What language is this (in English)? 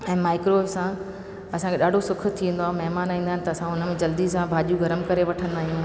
Sindhi